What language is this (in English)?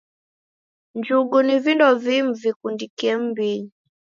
Taita